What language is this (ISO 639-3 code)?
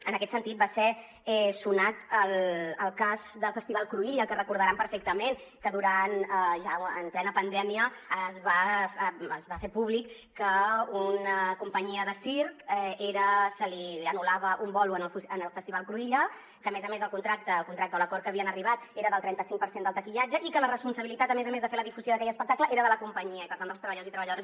cat